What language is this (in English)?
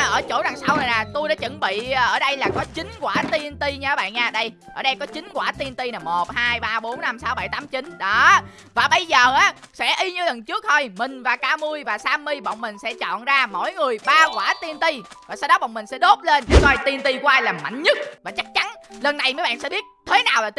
Vietnamese